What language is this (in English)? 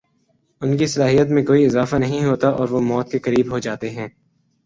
Urdu